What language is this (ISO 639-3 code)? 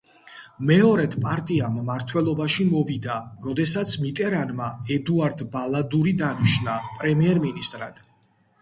kat